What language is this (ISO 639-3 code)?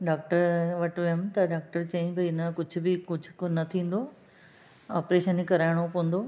snd